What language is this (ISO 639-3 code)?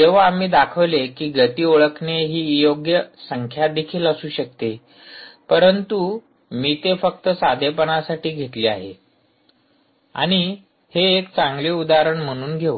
mar